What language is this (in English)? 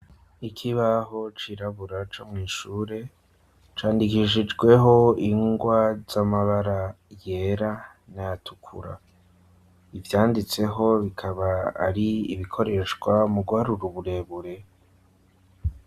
Rundi